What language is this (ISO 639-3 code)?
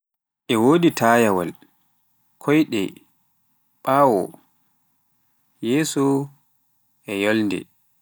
fuf